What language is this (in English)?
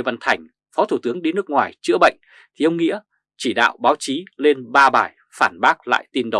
Vietnamese